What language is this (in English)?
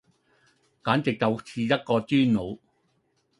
Cantonese